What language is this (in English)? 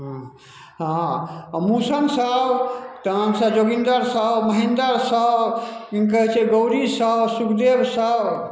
Maithili